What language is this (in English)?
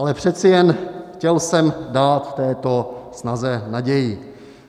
Czech